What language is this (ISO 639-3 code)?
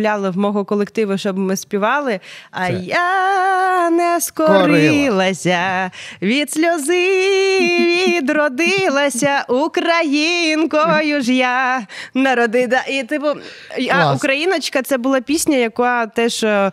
ukr